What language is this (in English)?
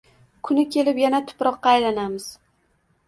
Uzbek